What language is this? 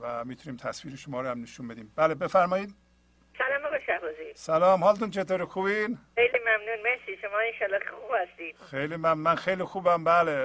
Persian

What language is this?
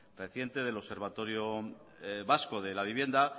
Spanish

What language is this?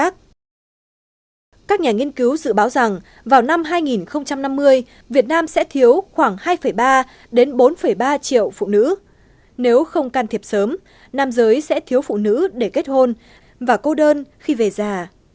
Vietnamese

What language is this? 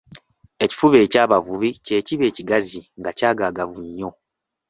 Ganda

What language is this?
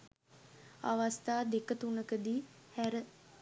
Sinhala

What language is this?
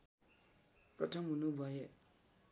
Nepali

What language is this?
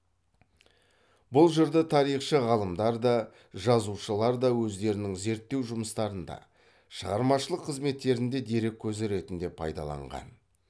Kazakh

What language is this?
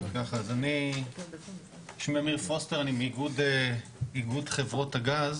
Hebrew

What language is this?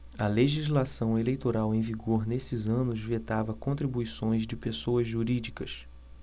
Portuguese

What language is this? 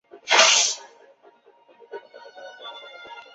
Chinese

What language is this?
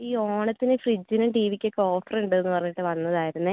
Malayalam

